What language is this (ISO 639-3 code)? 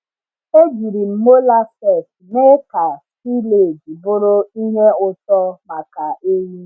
ibo